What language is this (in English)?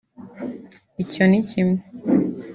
Kinyarwanda